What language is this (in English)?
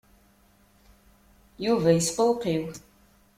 Kabyle